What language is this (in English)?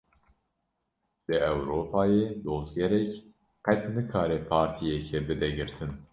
Kurdish